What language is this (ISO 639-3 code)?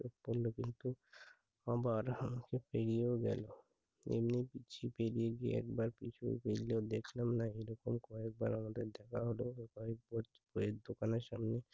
ben